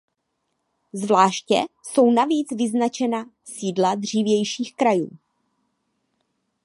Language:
Czech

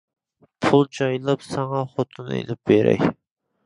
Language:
Uyghur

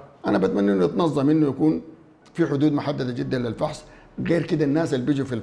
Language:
Arabic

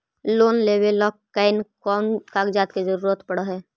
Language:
Magahi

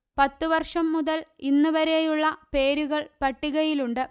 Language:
Malayalam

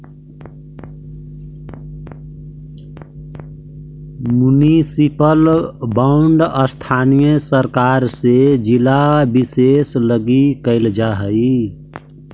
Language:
Magahi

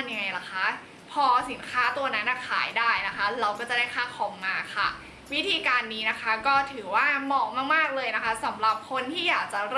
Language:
Thai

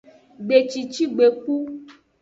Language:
Aja (Benin)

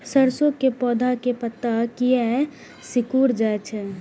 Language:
Maithili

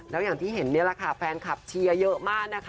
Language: Thai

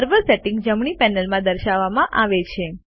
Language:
Gujarati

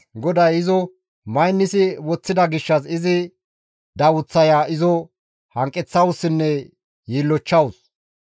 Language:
Gamo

